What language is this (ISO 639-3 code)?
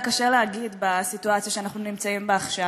heb